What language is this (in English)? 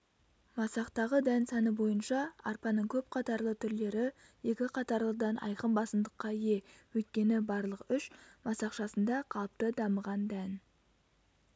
Kazakh